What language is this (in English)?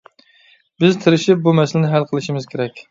Uyghur